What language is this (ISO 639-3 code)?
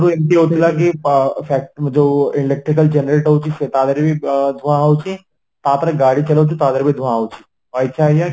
ori